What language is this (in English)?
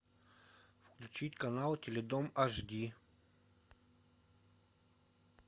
Russian